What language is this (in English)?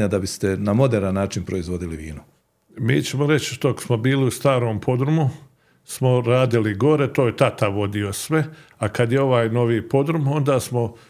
Croatian